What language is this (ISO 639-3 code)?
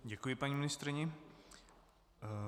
ces